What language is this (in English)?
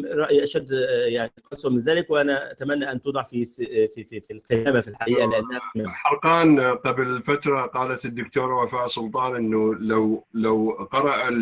Arabic